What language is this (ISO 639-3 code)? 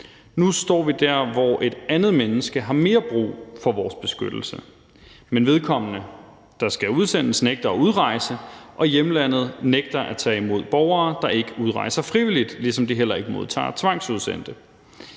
dan